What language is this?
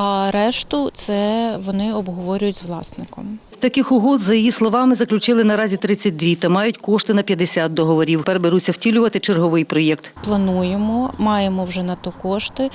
Ukrainian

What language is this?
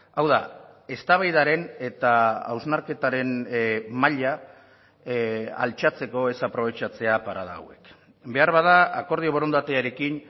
Basque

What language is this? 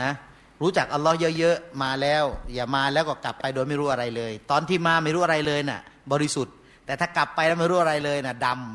Thai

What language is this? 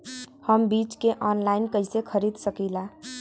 Bhojpuri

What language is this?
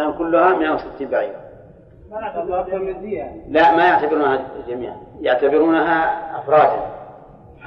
Arabic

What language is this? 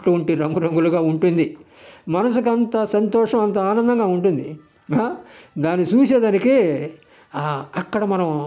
Telugu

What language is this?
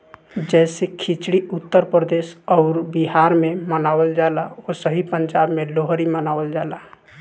Bhojpuri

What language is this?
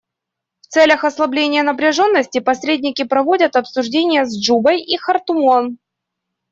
Russian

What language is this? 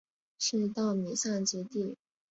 Chinese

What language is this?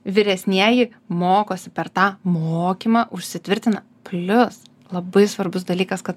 Lithuanian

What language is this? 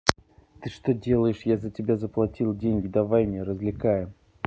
Russian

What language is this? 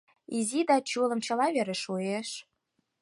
Mari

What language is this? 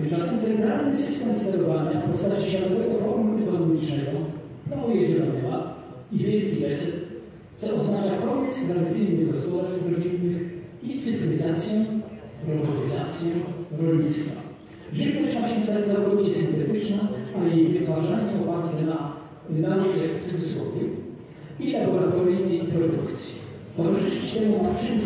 Polish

